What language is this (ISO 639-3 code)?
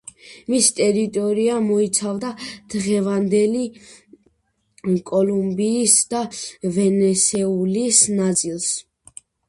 kat